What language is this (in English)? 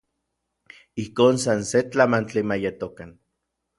Orizaba Nahuatl